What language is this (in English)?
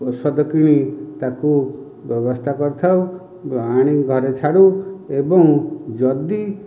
Odia